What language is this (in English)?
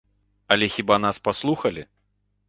Belarusian